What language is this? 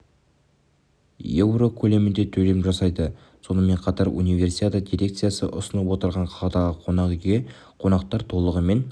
Kazakh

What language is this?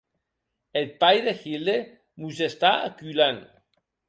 Occitan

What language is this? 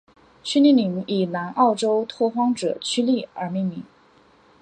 Chinese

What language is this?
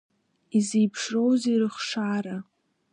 Abkhazian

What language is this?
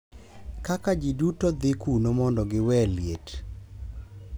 Luo (Kenya and Tanzania)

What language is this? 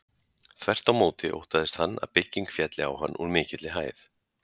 Icelandic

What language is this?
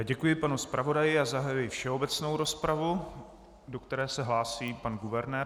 Czech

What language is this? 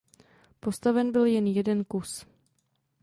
Czech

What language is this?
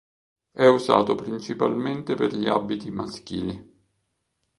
Italian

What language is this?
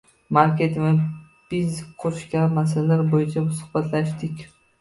Uzbek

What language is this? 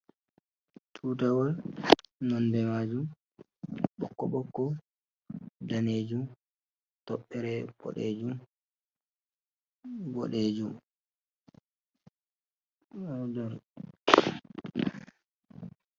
Fula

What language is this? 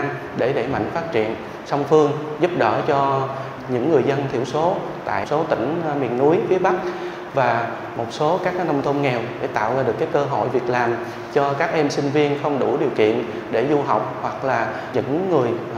Vietnamese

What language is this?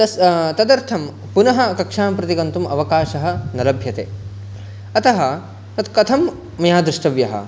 Sanskrit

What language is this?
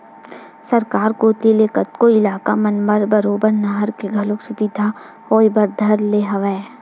Chhattisgarhi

